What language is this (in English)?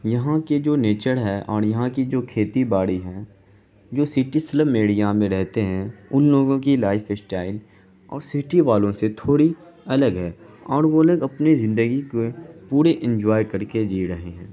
Urdu